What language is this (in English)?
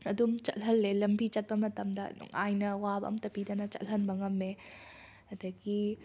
Manipuri